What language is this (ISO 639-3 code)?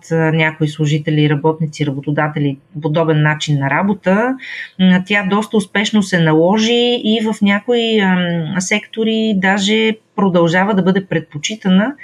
bul